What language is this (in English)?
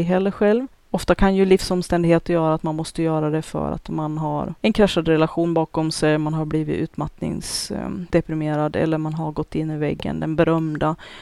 Swedish